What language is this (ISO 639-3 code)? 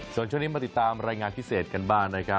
tha